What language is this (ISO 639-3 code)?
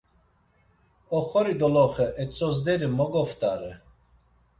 lzz